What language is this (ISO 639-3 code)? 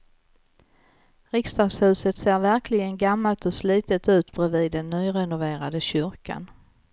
swe